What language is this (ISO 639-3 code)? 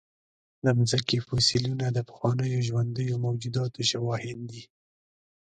pus